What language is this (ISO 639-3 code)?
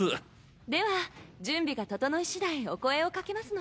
jpn